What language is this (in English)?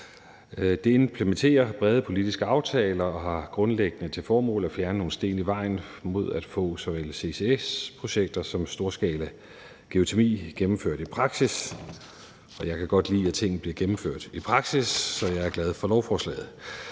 Danish